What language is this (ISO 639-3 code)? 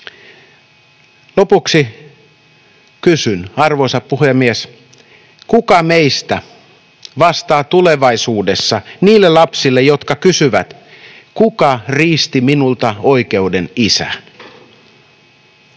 fin